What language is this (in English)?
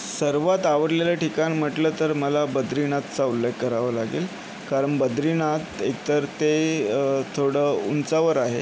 Marathi